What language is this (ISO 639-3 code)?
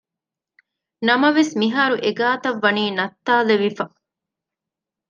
div